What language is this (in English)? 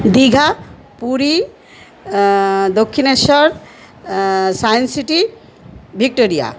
Bangla